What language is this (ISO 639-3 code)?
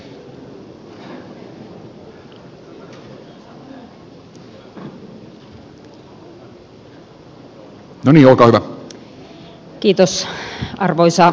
fin